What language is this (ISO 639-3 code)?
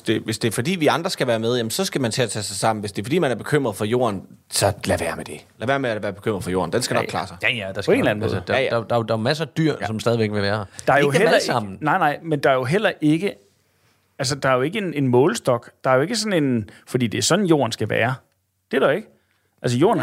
dan